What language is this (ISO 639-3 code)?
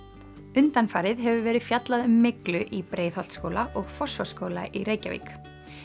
isl